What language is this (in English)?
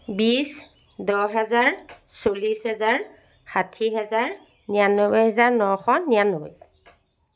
Assamese